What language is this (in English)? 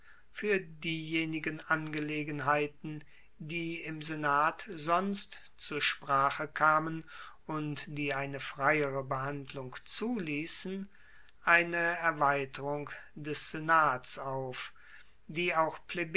German